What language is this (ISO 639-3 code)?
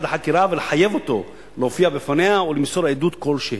heb